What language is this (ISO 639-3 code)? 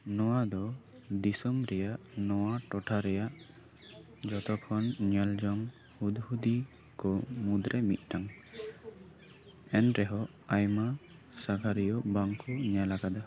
sat